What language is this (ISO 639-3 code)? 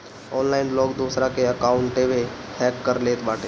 bho